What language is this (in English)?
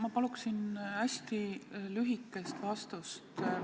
Estonian